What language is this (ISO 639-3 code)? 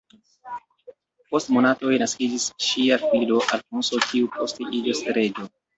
epo